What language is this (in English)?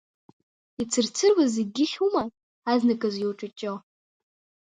Abkhazian